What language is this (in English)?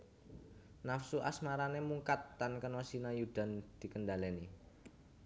Javanese